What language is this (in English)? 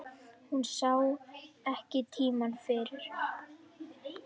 Icelandic